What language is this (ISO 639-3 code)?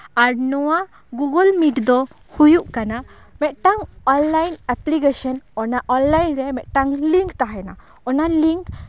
sat